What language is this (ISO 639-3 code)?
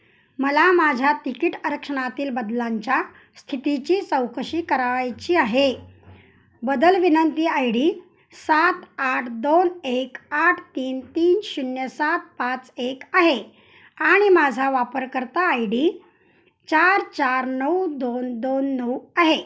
mar